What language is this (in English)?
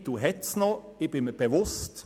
Swiss German